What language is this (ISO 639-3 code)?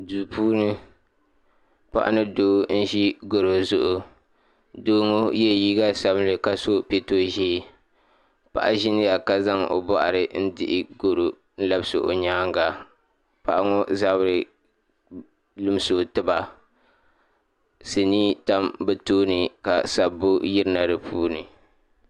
dag